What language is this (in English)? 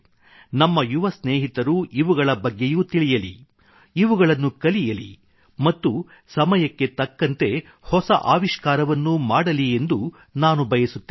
Kannada